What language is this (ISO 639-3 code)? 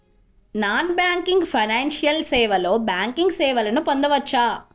tel